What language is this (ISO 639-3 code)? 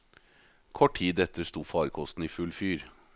nor